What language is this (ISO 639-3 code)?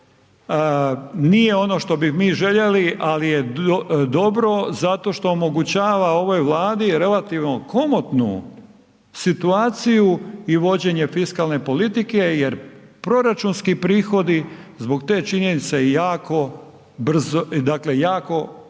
hrv